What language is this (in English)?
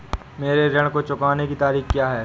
Hindi